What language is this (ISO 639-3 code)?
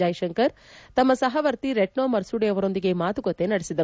kan